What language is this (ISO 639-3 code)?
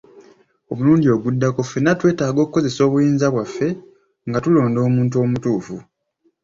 lug